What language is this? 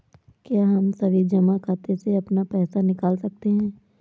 Hindi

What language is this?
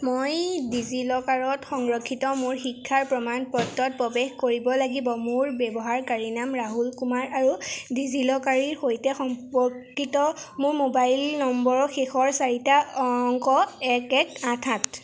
Assamese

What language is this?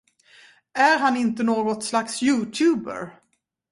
Swedish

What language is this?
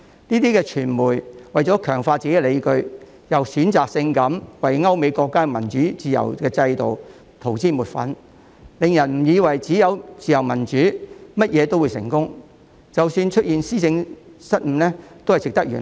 Cantonese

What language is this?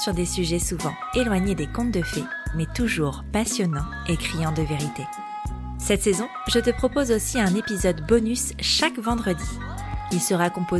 French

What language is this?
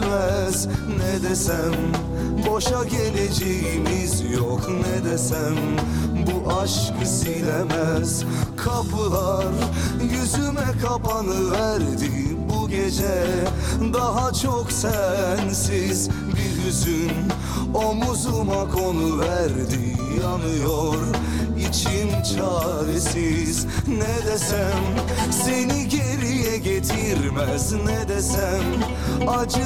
Turkish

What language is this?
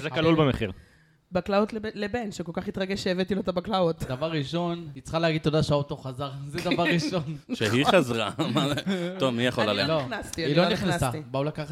Hebrew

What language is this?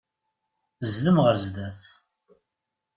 Kabyle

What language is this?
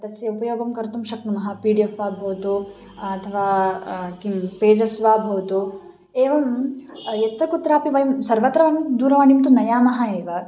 Sanskrit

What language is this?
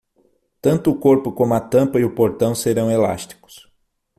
Portuguese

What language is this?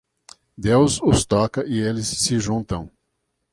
Portuguese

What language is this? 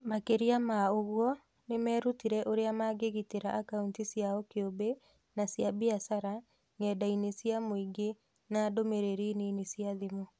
Kikuyu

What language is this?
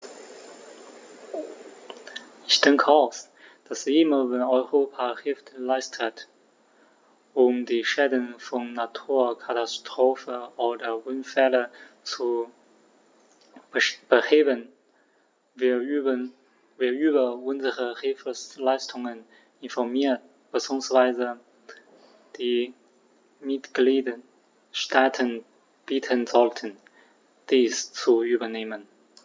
German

